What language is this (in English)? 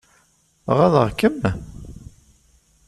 Kabyle